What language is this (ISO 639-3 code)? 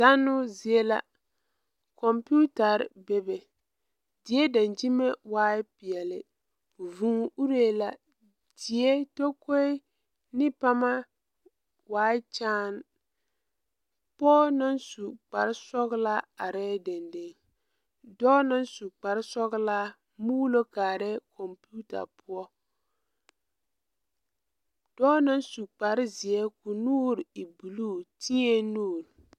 dga